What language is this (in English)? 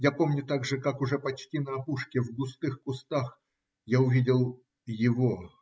Russian